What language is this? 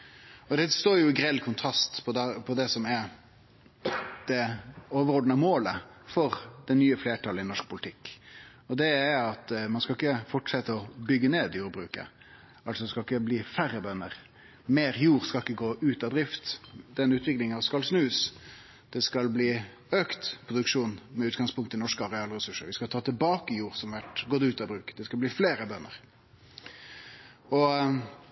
Norwegian Nynorsk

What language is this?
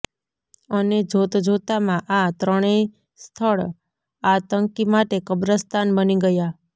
Gujarati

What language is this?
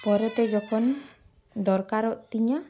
Santali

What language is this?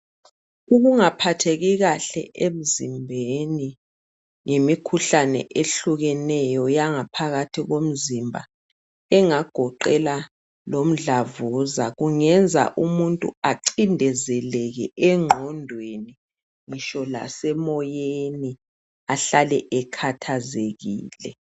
North Ndebele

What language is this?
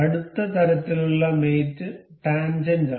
Malayalam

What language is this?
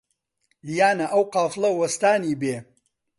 Central Kurdish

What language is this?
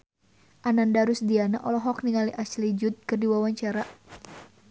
Sundanese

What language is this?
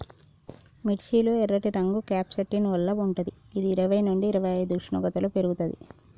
Telugu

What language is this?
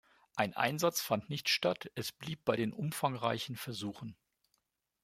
German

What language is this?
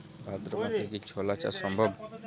Bangla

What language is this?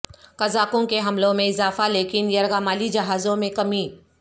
Urdu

